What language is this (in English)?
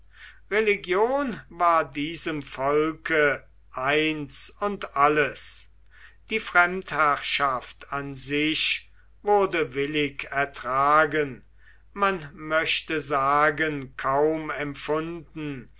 German